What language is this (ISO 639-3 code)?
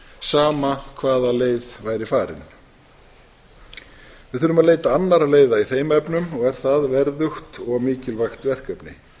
isl